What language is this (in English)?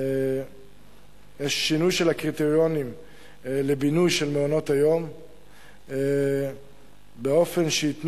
Hebrew